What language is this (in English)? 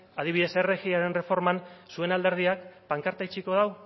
Basque